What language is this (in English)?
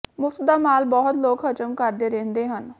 Punjabi